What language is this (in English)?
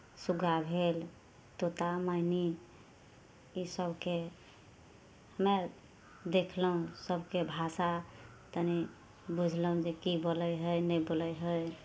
Maithili